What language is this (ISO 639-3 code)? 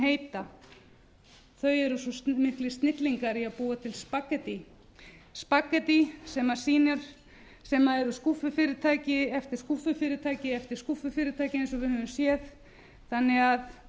isl